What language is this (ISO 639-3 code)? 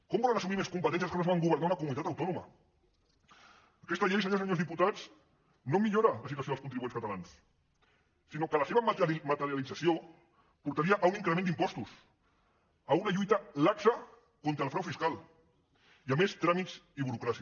cat